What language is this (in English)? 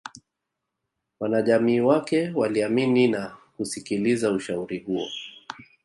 Swahili